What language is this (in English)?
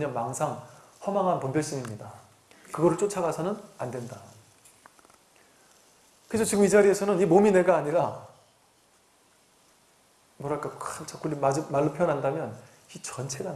Korean